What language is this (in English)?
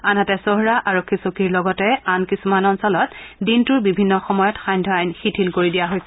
Assamese